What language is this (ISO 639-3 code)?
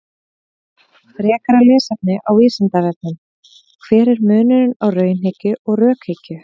isl